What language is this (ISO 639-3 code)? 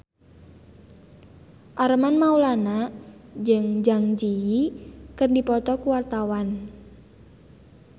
sun